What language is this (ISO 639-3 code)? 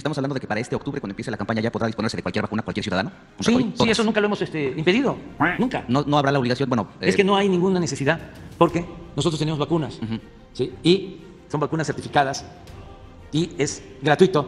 spa